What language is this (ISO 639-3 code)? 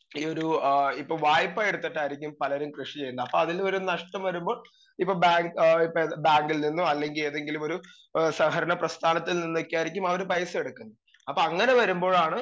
mal